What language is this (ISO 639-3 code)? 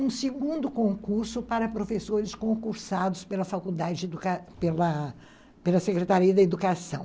por